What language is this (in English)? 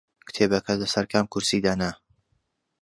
Central Kurdish